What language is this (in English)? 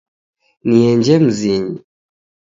Taita